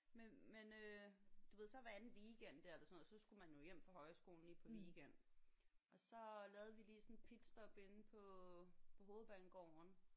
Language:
Danish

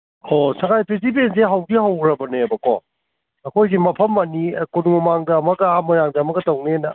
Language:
Manipuri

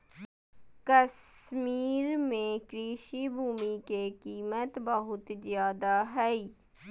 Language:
Magahi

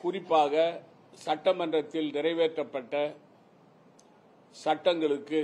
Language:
Tamil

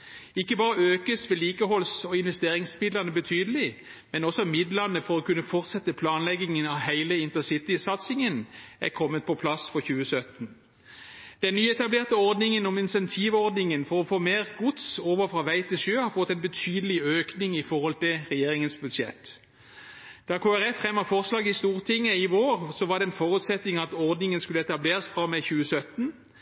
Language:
Norwegian Bokmål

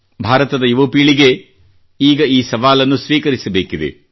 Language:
Kannada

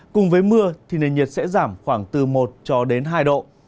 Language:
Vietnamese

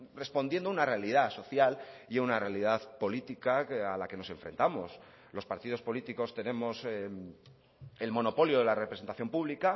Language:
Spanish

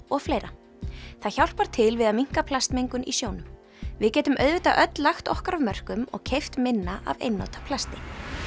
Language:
Icelandic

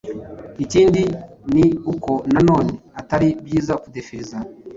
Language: Kinyarwanda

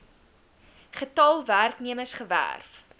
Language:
Afrikaans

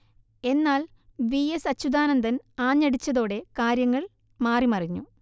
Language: Malayalam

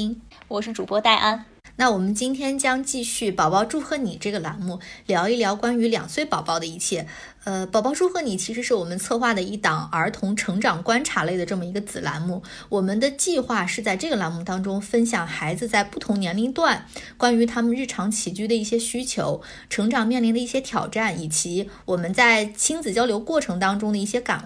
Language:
Chinese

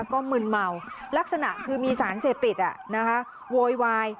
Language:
Thai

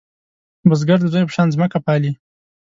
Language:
Pashto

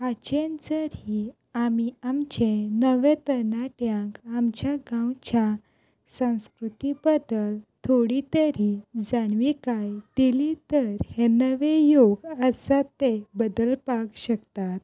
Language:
Konkani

